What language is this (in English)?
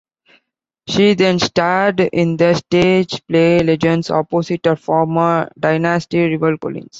English